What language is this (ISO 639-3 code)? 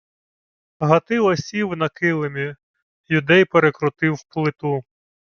ukr